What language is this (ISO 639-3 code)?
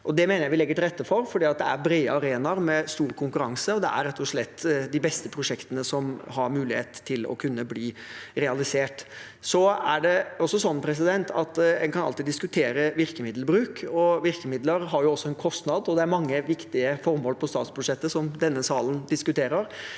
nor